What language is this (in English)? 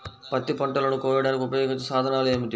Telugu